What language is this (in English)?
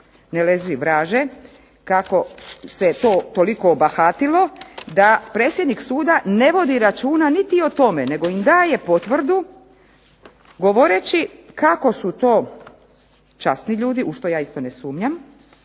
Croatian